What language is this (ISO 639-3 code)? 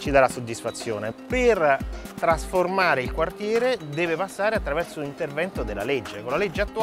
ita